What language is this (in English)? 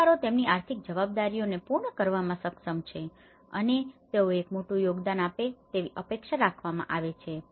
Gujarati